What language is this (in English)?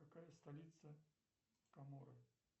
Russian